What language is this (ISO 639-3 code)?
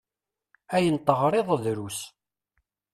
kab